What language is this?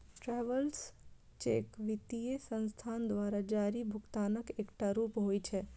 Maithili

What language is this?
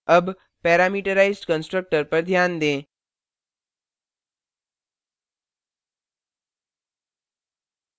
Hindi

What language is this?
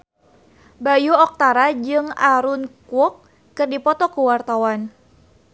Sundanese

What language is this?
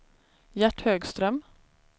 Swedish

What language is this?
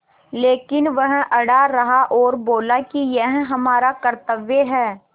Hindi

